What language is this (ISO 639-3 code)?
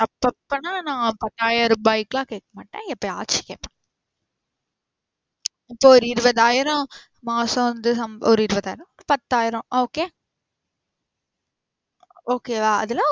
tam